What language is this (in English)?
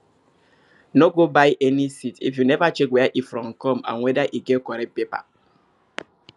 Nigerian Pidgin